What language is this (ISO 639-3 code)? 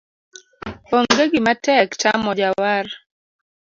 luo